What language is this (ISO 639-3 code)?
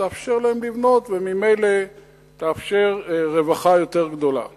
heb